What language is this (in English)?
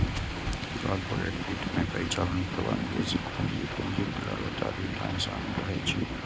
Maithili